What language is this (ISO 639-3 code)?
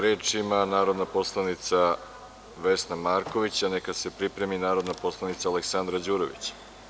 srp